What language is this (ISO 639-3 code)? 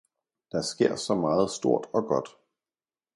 dan